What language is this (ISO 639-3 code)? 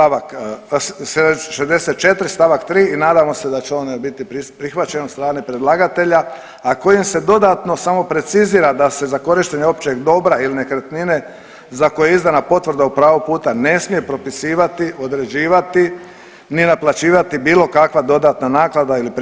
hrv